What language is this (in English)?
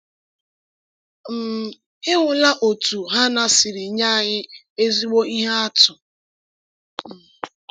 Igbo